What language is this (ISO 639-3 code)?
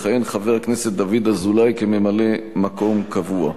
heb